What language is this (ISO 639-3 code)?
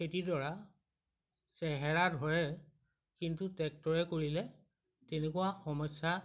asm